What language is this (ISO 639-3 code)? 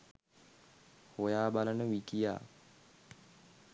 sin